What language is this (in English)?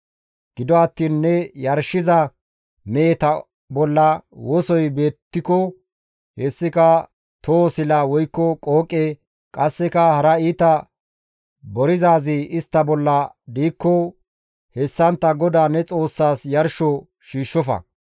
Gamo